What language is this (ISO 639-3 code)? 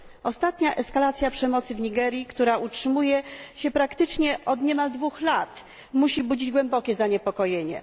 pol